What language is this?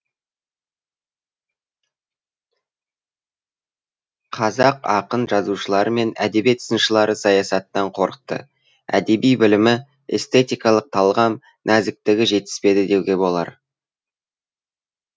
Kazakh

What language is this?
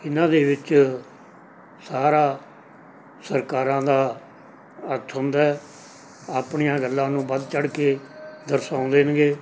Punjabi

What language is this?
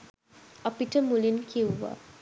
Sinhala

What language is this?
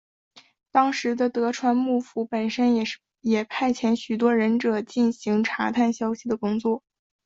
Chinese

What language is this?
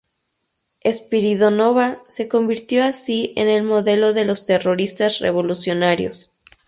Spanish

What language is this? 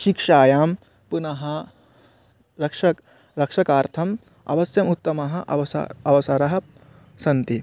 Sanskrit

